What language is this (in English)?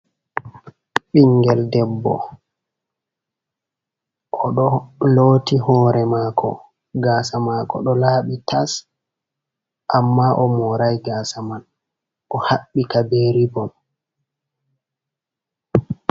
Fula